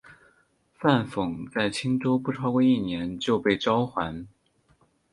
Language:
Chinese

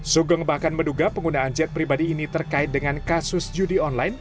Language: Indonesian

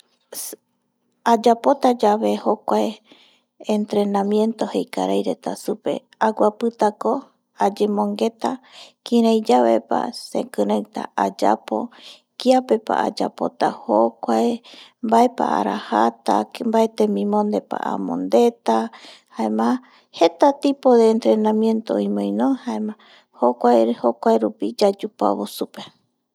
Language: Eastern Bolivian Guaraní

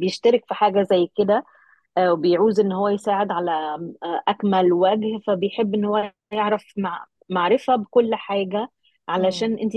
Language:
Arabic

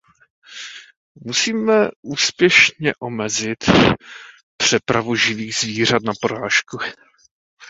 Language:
Czech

